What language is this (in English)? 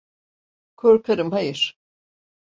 Turkish